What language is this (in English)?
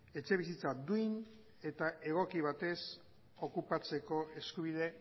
Basque